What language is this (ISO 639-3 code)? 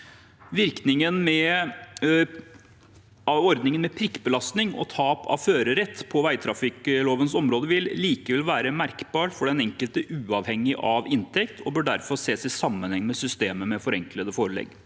nor